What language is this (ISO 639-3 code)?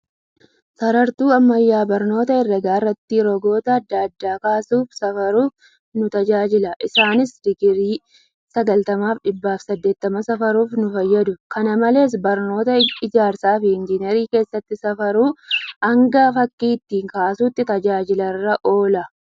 orm